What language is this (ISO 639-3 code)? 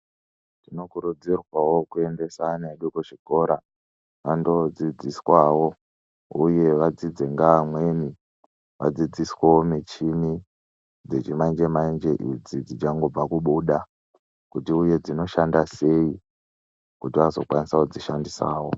ndc